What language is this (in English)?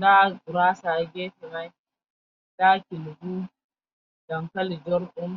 Fula